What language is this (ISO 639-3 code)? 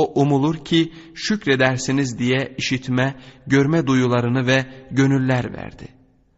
tur